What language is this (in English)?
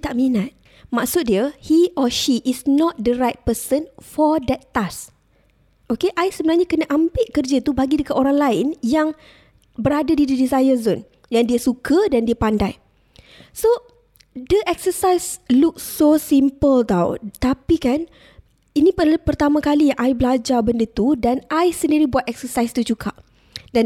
Malay